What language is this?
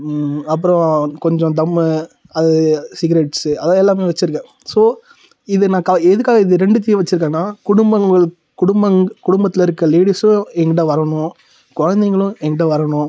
Tamil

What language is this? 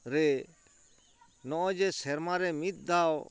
Santali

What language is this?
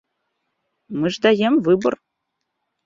Belarusian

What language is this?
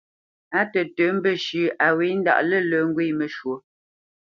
Bamenyam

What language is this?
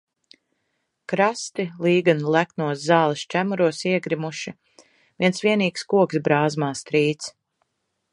Latvian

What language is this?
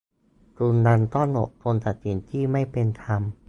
Thai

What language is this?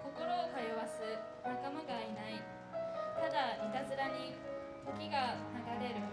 Japanese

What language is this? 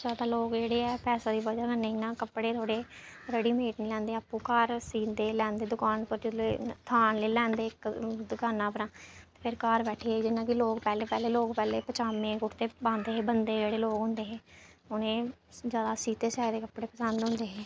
Dogri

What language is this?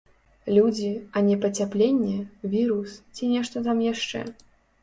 Belarusian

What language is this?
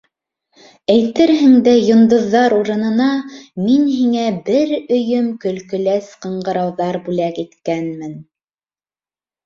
Bashkir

